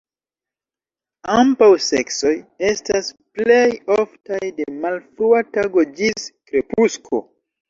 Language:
Esperanto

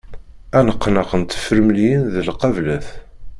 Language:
Kabyle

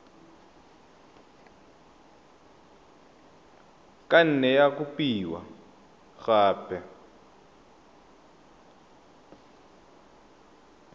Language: Tswana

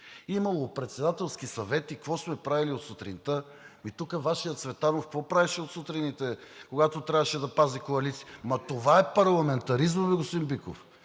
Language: Bulgarian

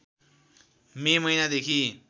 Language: Nepali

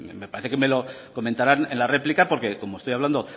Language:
Spanish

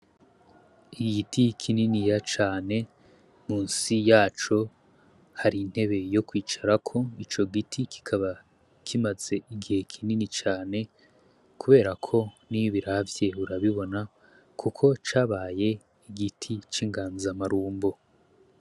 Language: Rundi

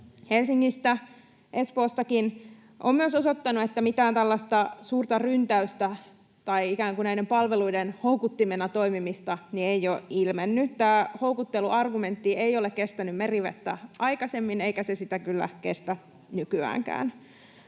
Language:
Finnish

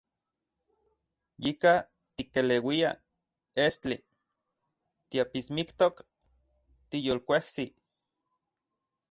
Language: Central Puebla Nahuatl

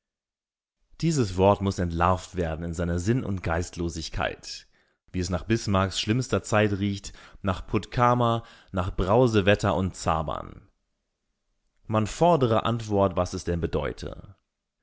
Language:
German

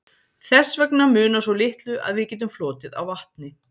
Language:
Icelandic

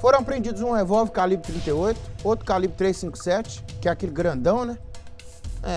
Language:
Portuguese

